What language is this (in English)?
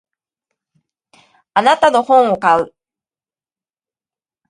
Japanese